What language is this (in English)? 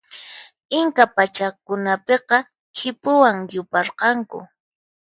Puno Quechua